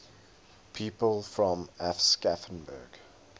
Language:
English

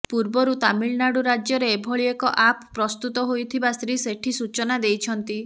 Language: Odia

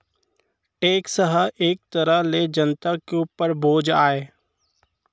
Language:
Chhattisgarhi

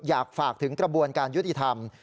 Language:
Thai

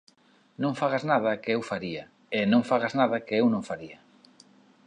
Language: Galician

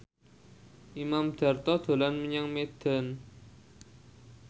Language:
Javanese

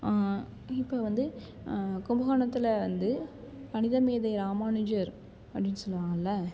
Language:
Tamil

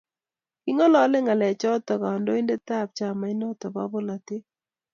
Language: Kalenjin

